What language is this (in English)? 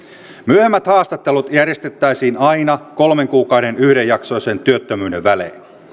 Finnish